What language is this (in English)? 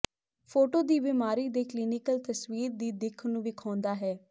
Punjabi